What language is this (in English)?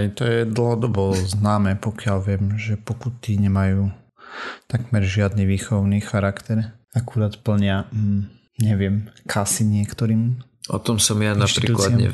Slovak